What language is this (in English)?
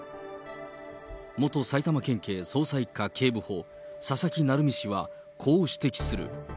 Japanese